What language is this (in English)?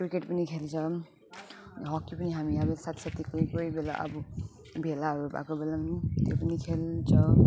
Nepali